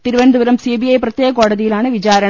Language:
Malayalam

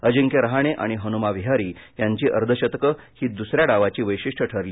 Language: Marathi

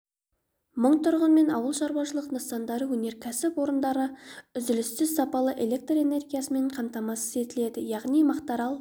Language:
Kazakh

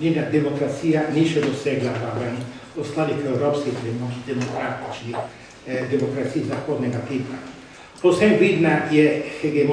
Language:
Bulgarian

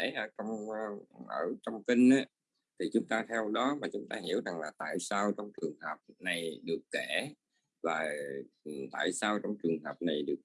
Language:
Vietnamese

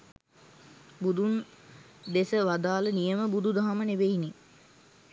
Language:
Sinhala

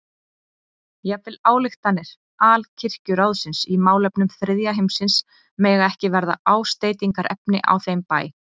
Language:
Icelandic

